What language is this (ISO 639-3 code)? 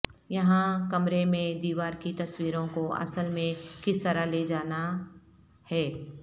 urd